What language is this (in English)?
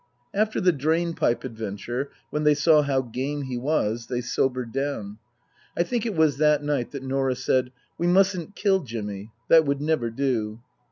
English